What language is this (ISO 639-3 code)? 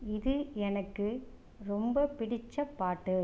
tam